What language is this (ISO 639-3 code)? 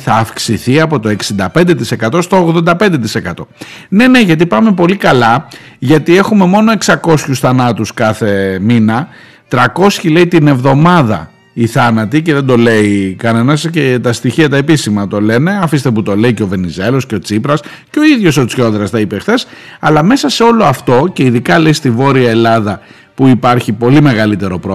ell